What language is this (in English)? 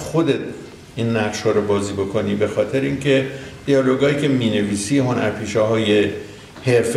Persian